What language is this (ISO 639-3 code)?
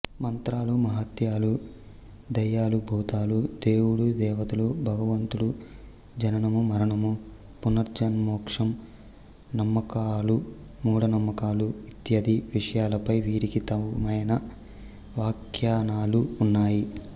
tel